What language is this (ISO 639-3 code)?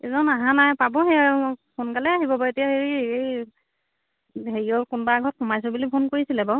asm